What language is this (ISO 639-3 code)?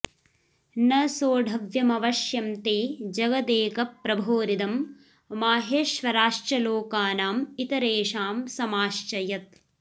san